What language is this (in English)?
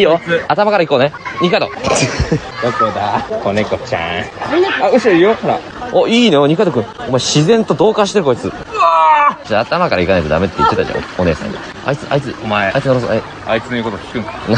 Japanese